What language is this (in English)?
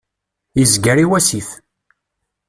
Kabyle